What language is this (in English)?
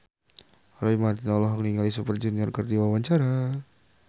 Sundanese